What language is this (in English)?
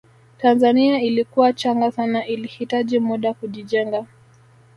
Swahili